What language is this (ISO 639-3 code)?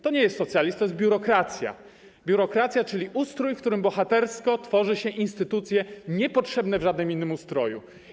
pol